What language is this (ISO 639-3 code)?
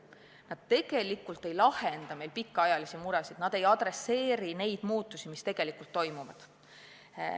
est